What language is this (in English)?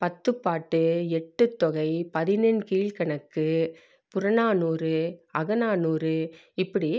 Tamil